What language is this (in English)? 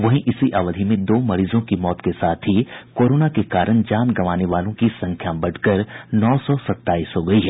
Hindi